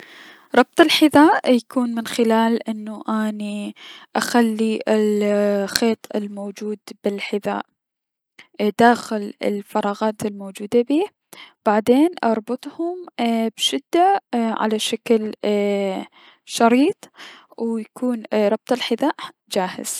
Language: Mesopotamian Arabic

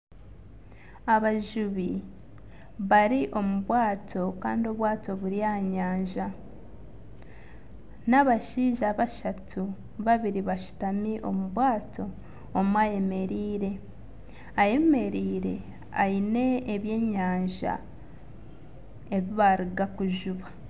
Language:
Nyankole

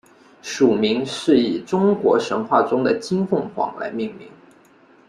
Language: Chinese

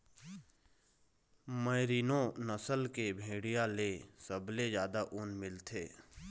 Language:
Chhattisgarhi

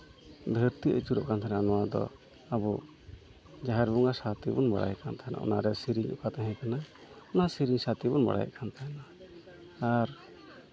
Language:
Santali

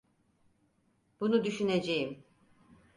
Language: Turkish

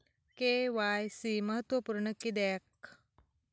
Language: Marathi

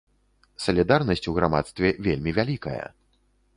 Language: Belarusian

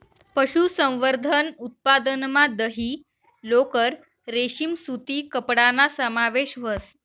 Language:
Marathi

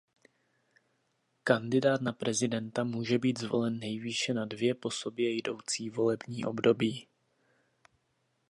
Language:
Czech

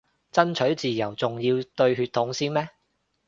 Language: Cantonese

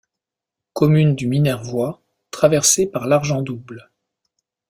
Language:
French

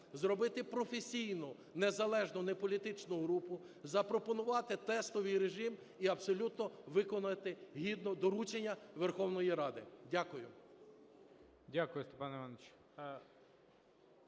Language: Ukrainian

